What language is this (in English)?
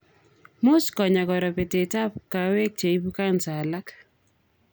Kalenjin